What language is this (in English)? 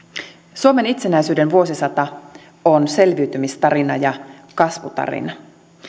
Finnish